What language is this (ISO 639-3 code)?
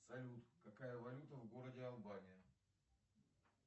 rus